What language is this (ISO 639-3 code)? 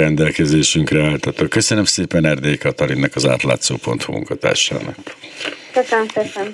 hun